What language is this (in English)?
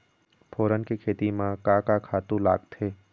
Chhattisgarhi